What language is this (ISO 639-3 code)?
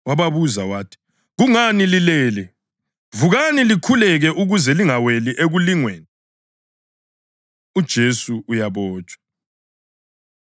nde